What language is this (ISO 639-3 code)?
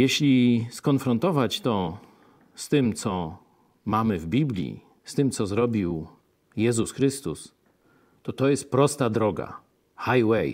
pol